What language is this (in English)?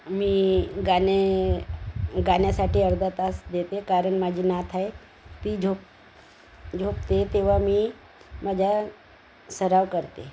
Marathi